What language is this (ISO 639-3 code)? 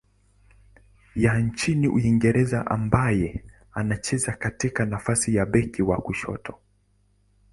swa